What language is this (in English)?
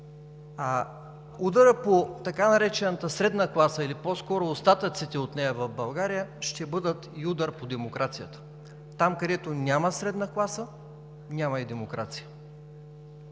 Bulgarian